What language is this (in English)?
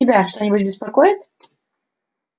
Russian